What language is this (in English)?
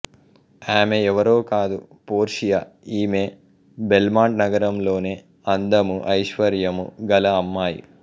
Telugu